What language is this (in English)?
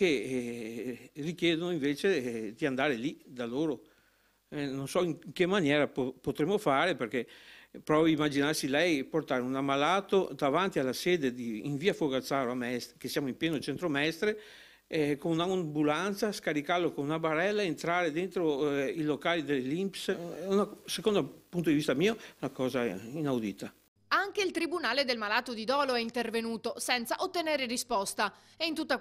Italian